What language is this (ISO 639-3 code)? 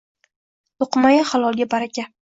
uzb